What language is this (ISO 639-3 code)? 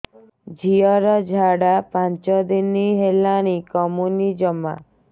ori